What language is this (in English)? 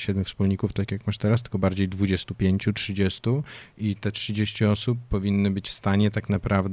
Polish